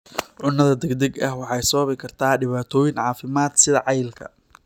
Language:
Somali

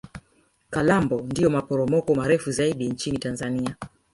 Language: Swahili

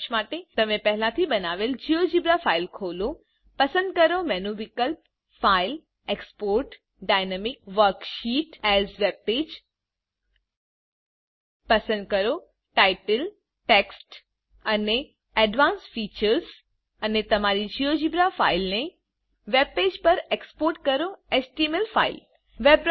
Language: Gujarati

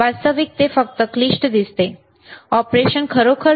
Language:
Marathi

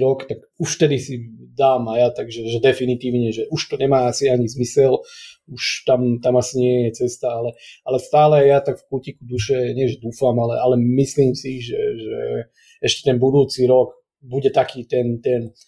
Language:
Slovak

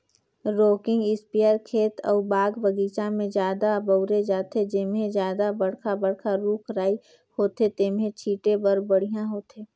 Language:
Chhattisgarhi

